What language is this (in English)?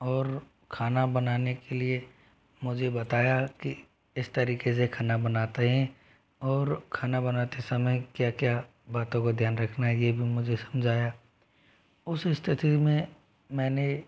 Hindi